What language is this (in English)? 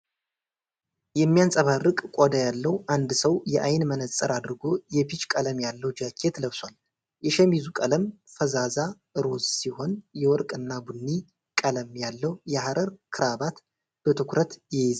Amharic